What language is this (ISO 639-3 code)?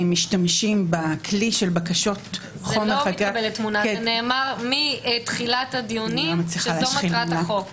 heb